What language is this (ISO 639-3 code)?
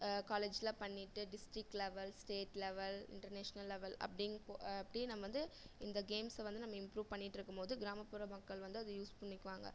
tam